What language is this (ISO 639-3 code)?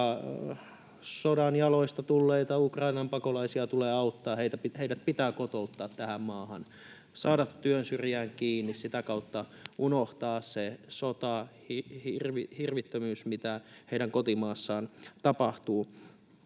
fin